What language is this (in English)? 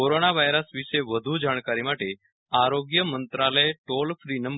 Gujarati